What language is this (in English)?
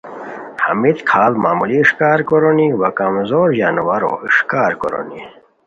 Khowar